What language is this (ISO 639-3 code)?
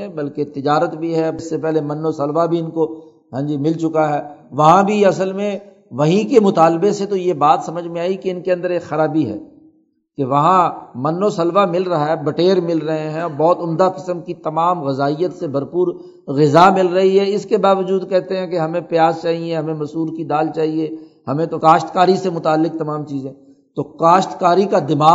urd